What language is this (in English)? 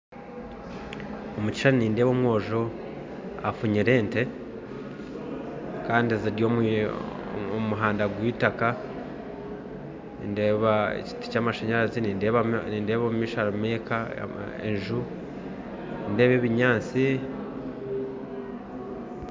Nyankole